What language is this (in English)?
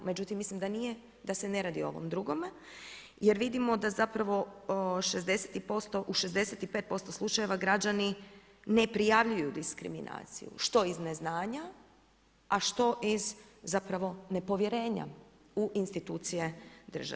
Croatian